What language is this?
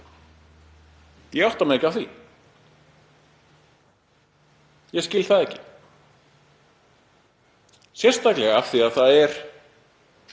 Icelandic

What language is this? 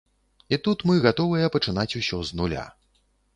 Belarusian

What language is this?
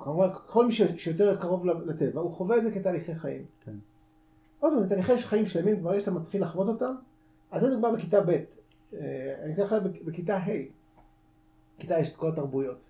Hebrew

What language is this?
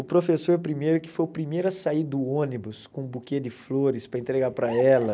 Portuguese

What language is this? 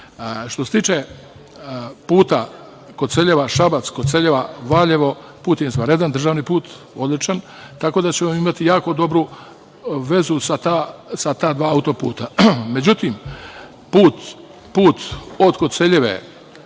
Serbian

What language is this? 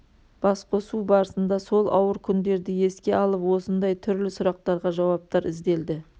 Kazakh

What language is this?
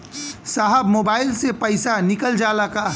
Bhojpuri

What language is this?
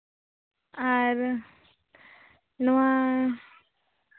Santali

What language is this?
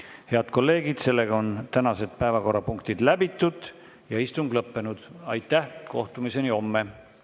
Estonian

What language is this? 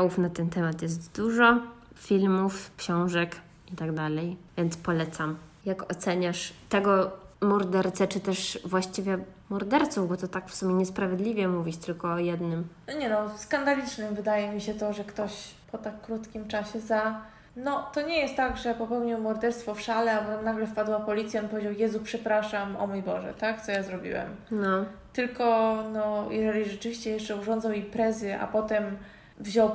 Polish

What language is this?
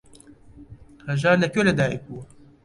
Central Kurdish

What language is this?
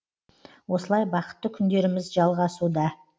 Kazakh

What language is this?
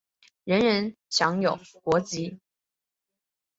Chinese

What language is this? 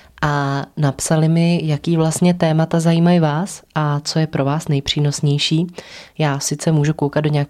Czech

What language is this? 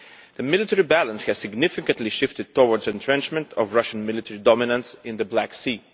English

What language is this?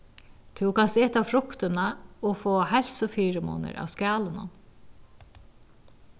Faroese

